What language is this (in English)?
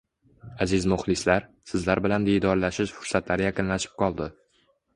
Uzbek